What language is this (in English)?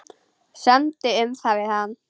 Icelandic